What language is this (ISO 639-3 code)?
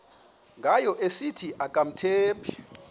xho